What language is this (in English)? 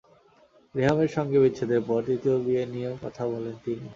Bangla